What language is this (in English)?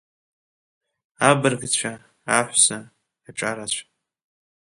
Abkhazian